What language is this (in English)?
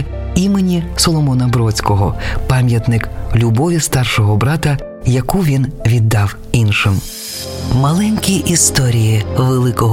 Ukrainian